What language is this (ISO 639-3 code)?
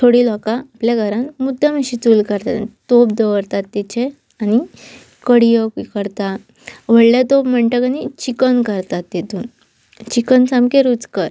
kok